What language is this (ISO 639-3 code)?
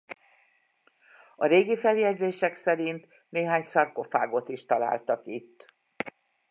hun